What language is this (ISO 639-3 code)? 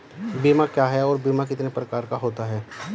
hin